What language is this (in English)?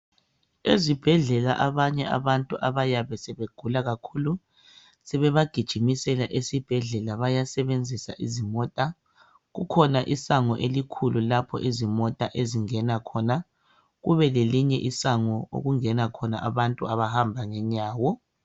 North Ndebele